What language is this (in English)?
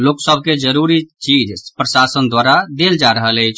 Maithili